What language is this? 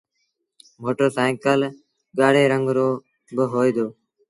Sindhi Bhil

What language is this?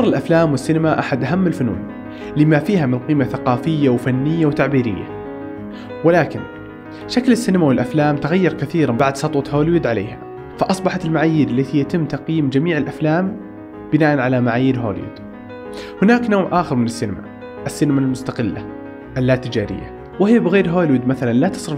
Arabic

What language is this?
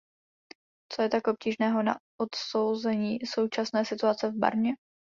Czech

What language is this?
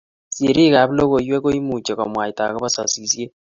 Kalenjin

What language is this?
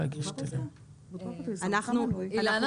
Hebrew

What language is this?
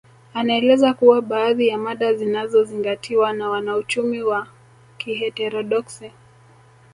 Swahili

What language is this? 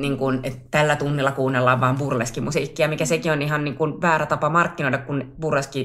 Finnish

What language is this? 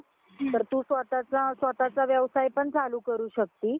Marathi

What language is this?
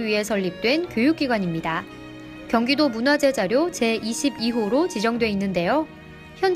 Korean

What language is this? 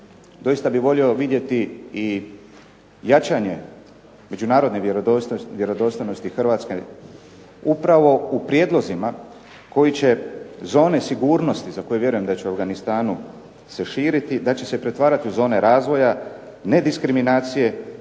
Croatian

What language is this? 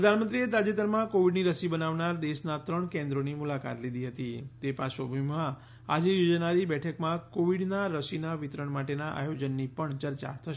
Gujarati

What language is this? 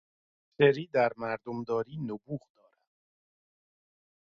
Persian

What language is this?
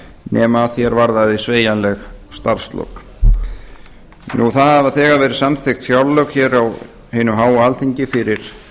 Icelandic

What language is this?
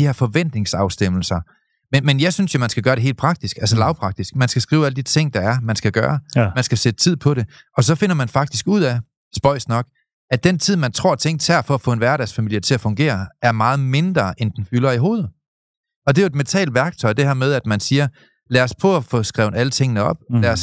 Danish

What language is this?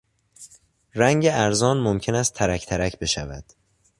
Persian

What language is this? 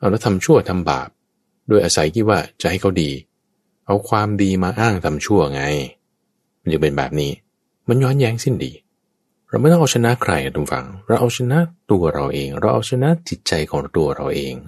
Thai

